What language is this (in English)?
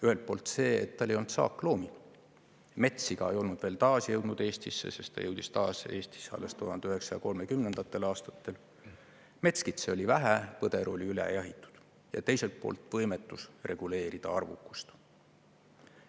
Estonian